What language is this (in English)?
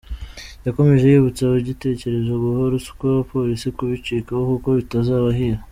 Kinyarwanda